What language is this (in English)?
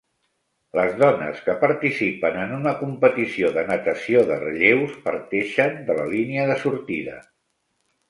Catalan